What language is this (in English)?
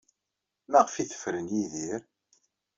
Kabyle